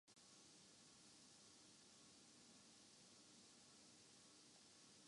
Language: Urdu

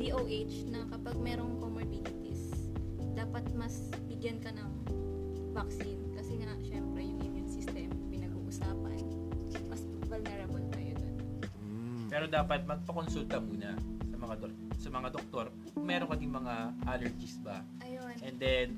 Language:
Filipino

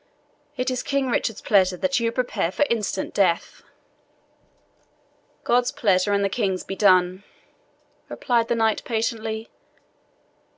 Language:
English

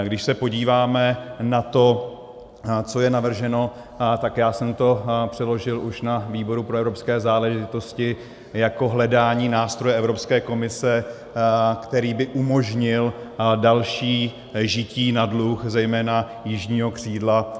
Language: Czech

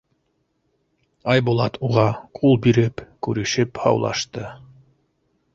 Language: Bashkir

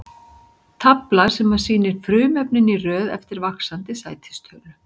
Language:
Icelandic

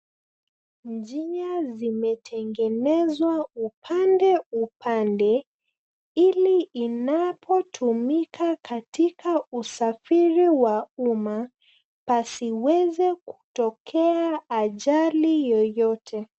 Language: Swahili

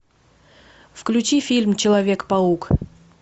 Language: Russian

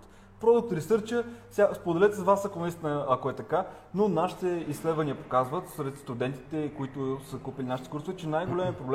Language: Bulgarian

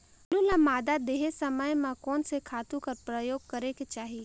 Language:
Chhattisgarhi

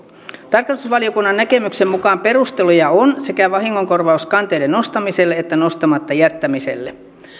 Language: Finnish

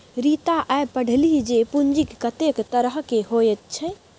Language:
Maithili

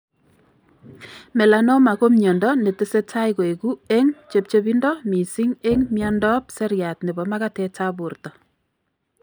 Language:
Kalenjin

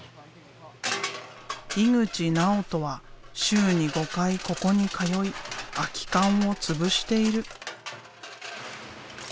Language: Japanese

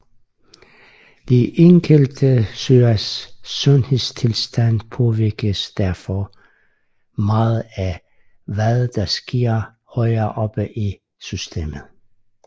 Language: Danish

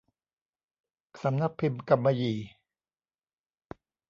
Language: Thai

